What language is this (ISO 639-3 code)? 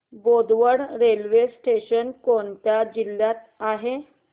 mar